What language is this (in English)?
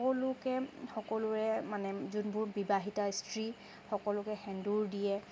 Assamese